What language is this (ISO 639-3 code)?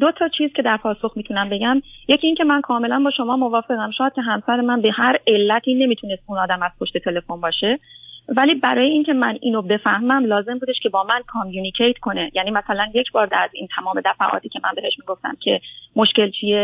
fas